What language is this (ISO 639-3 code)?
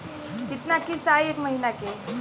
bho